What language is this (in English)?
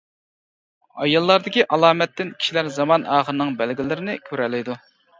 Uyghur